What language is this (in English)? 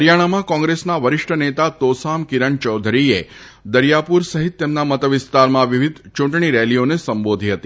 Gujarati